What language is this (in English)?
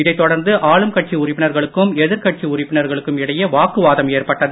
Tamil